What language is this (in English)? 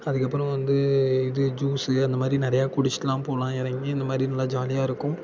Tamil